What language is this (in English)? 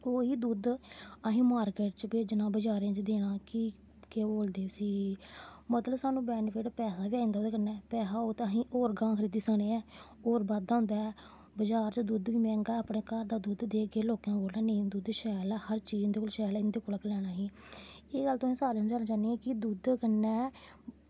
Dogri